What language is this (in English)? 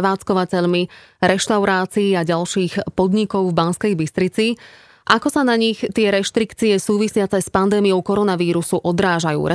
Slovak